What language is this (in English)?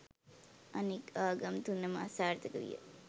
Sinhala